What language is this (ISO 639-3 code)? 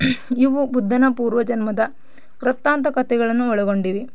kan